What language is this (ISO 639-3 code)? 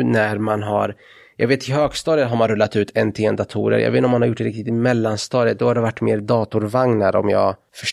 swe